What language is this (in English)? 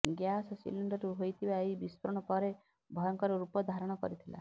Odia